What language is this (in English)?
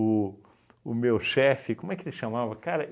Portuguese